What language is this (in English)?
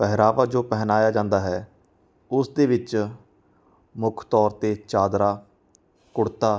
Punjabi